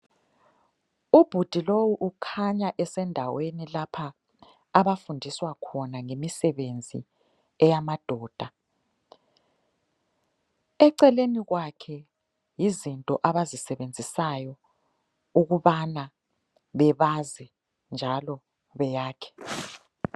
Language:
North Ndebele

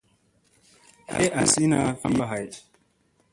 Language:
Musey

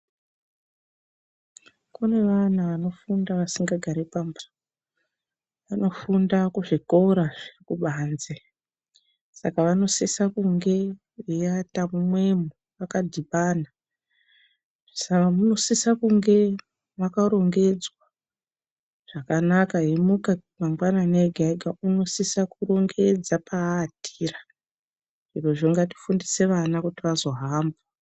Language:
Ndau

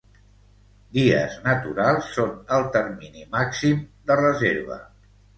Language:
Catalan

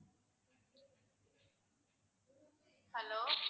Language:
Tamil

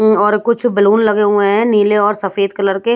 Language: Hindi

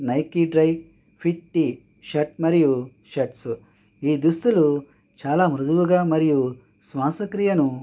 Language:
Telugu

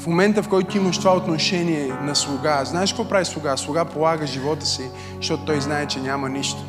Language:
Bulgarian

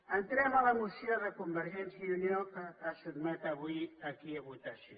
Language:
Catalan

